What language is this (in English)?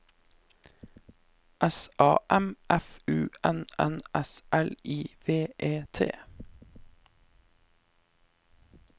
Norwegian